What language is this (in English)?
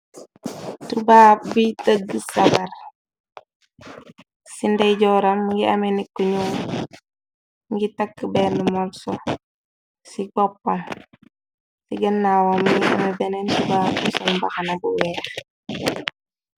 Wolof